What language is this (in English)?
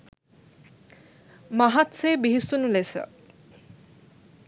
Sinhala